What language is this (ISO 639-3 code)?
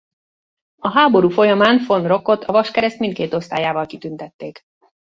hun